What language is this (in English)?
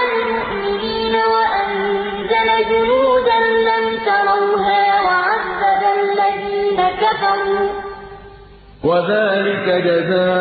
Arabic